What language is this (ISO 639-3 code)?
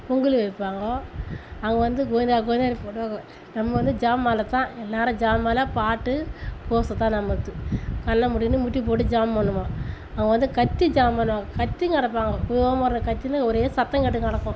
tam